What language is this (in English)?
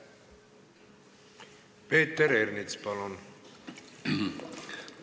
Estonian